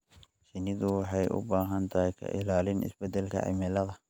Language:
Somali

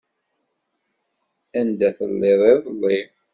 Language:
Kabyle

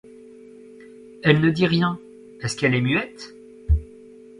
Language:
French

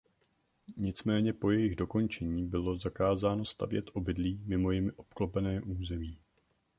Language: Czech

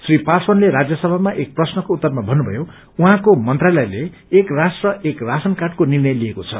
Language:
Nepali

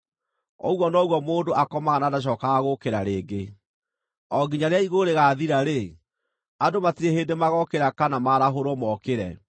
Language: Kikuyu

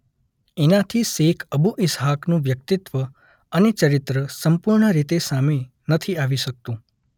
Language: Gujarati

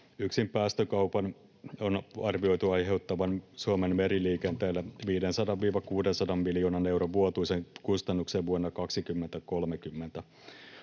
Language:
Finnish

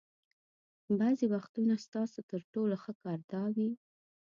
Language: Pashto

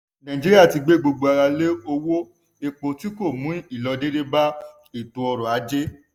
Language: Yoruba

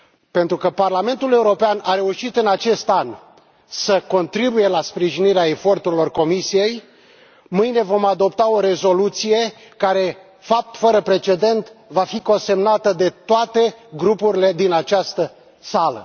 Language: Romanian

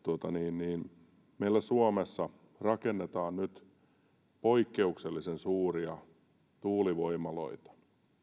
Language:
Finnish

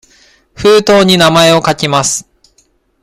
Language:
Japanese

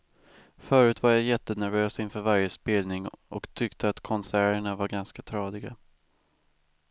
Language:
Swedish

